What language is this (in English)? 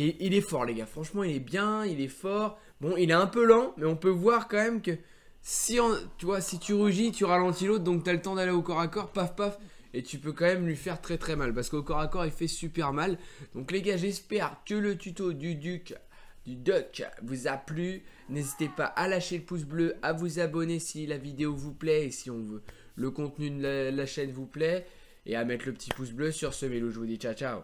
French